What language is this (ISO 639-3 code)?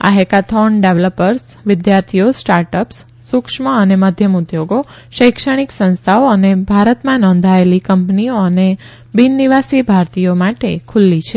guj